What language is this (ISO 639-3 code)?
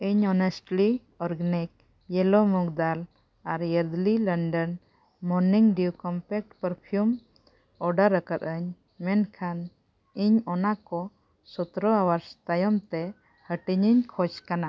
sat